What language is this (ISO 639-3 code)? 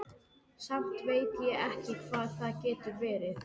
isl